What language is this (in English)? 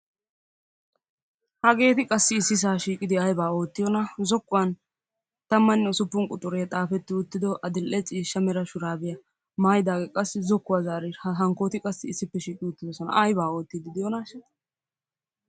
Wolaytta